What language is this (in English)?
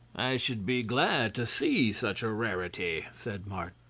English